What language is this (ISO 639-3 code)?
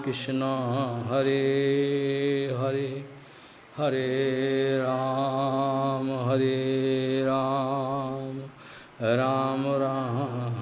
rus